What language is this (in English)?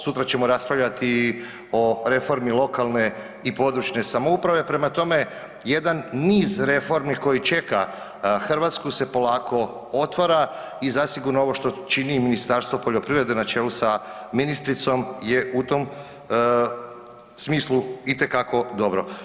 Croatian